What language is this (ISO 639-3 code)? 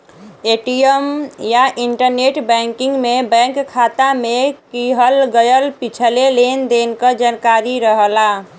bho